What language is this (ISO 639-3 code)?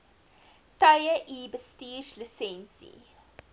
afr